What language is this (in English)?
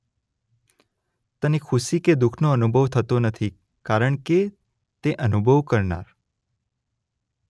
Gujarati